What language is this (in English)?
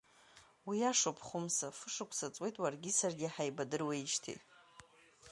Abkhazian